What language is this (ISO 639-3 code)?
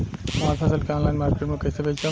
bho